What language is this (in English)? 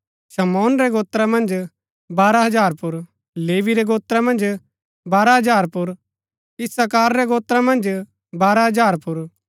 Gaddi